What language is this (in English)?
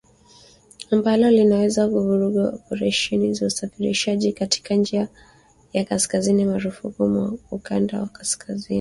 Swahili